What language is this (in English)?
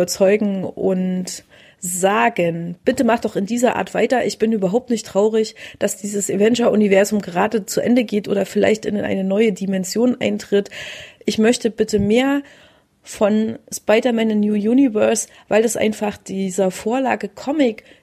German